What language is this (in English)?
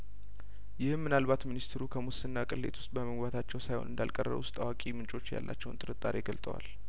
Amharic